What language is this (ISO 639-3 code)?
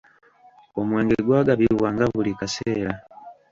lug